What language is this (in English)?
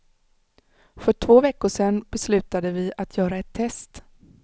Swedish